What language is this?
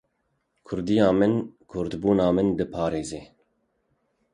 Kurdish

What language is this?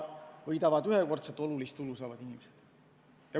Estonian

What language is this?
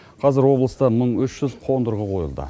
Kazakh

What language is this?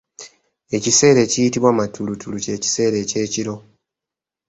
Ganda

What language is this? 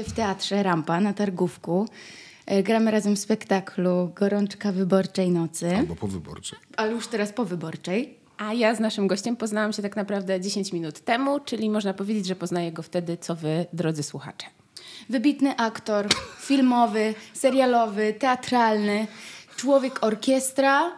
Polish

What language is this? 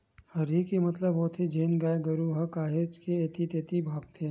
Chhattisgarhi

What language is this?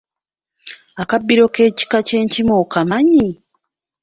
Ganda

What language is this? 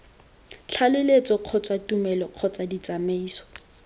Tswana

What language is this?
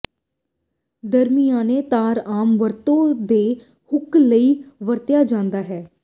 Punjabi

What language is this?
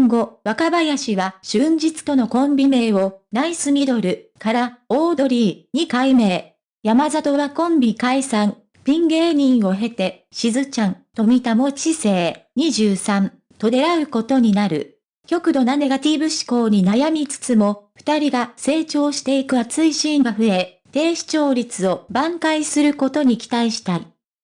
Japanese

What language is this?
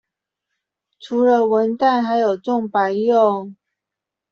Chinese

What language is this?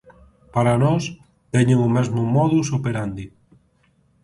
Galician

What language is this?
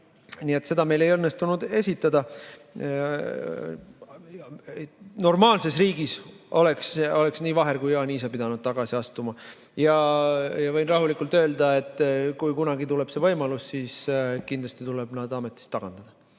Estonian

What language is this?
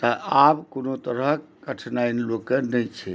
Maithili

